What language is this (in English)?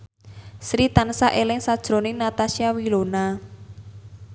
Javanese